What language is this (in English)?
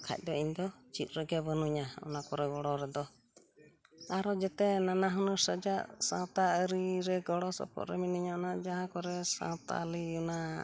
Santali